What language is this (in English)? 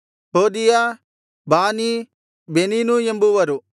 Kannada